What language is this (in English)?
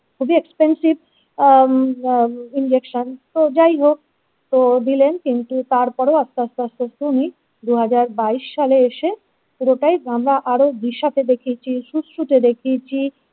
Bangla